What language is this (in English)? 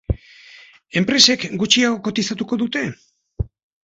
Basque